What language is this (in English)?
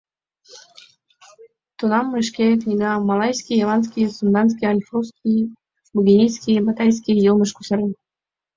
Mari